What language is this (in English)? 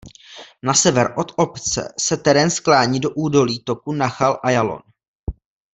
Czech